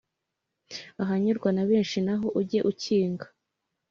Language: Kinyarwanda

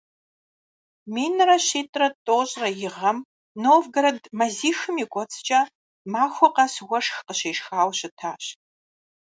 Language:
Kabardian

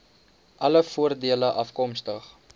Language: Afrikaans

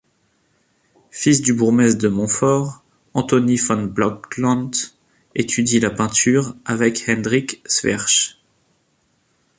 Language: French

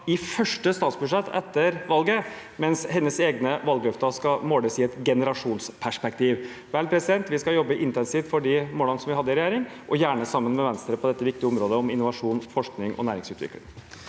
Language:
Norwegian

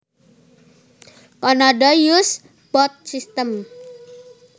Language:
Javanese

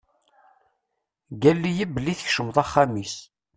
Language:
Kabyle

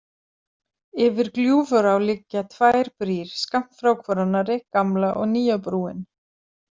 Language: Icelandic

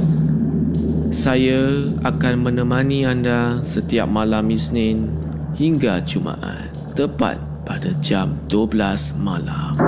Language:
Malay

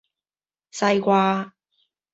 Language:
Cantonese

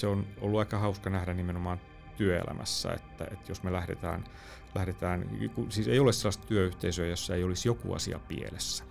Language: Finnish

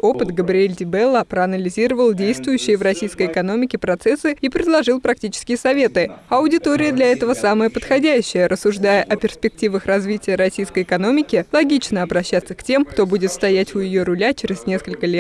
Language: Russian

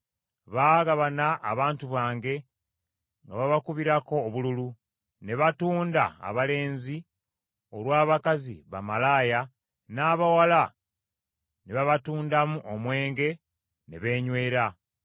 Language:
Ganda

